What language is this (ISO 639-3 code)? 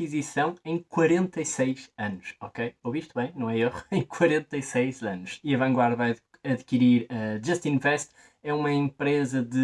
por